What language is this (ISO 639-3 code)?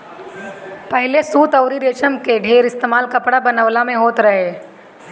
bho